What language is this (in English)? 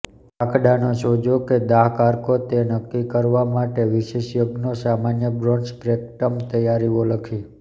Gujarati